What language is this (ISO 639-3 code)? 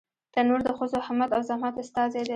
pus